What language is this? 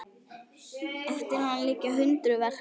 Icelandic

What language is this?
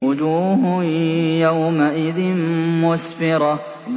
Arabic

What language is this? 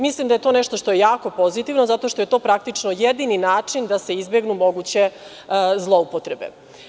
Serbian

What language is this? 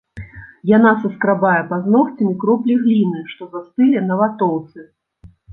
Belarusian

